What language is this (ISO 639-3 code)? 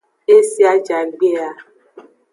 ajg